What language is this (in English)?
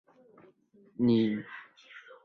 Chinese